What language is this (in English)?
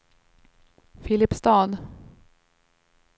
Swedish